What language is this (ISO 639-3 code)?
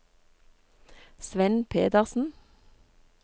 nor